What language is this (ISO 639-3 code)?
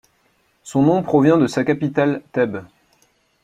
fra